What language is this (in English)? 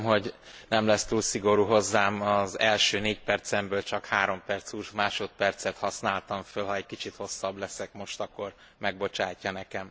Hungarian